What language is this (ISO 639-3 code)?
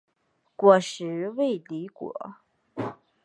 zho